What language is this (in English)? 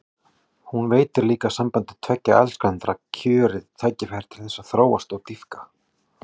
Icelandic